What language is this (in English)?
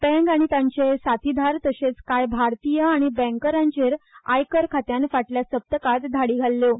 Konkani